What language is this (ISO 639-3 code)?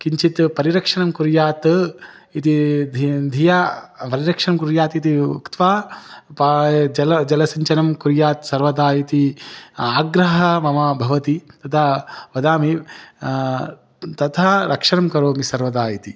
san